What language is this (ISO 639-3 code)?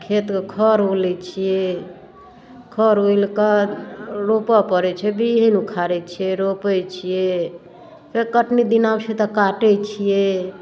mai